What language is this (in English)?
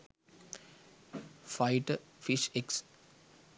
Sinhala